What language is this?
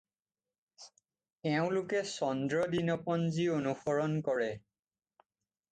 Assamese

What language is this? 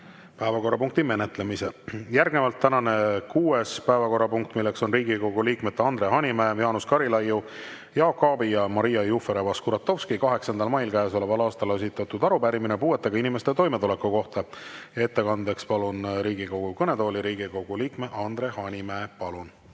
Estonian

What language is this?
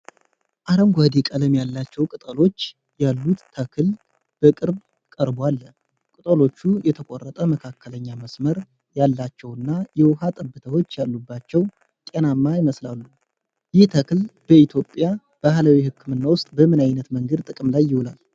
Amharic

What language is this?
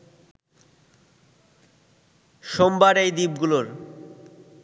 Bangla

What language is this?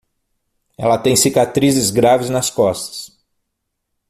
Portuguese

